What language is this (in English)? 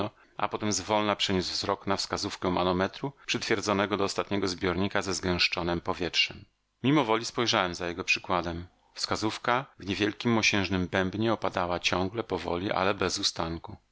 Polish